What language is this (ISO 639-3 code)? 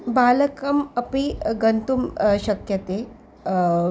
san